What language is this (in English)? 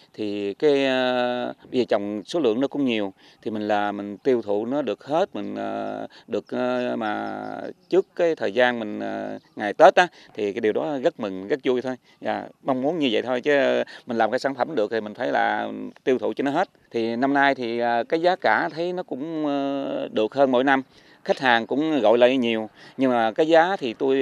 Vietnamese